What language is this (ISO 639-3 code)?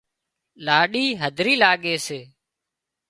kxp